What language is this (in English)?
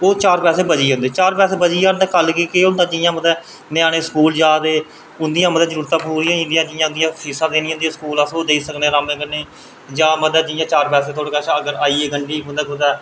Dogri